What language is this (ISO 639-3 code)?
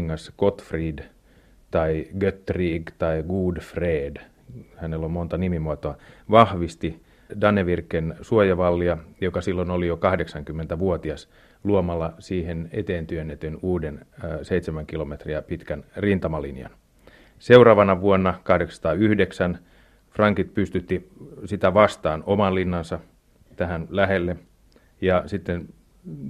fin